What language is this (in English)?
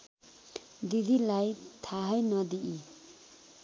Nepali